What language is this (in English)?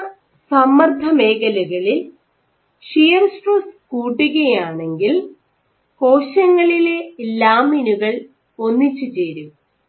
Malayalam